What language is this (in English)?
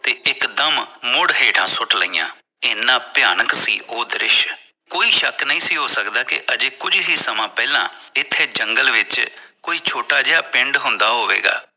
Punjabi